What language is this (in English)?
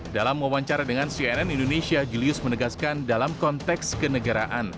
Indonesian